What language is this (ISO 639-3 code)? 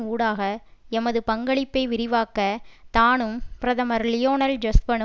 tam